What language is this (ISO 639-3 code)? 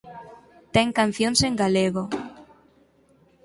glg